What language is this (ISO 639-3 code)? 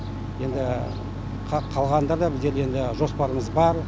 kaz